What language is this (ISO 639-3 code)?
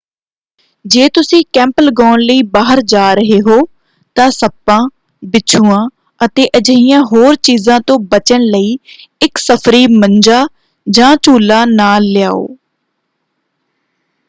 pan